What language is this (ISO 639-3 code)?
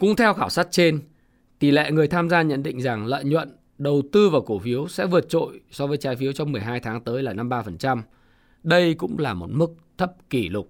vie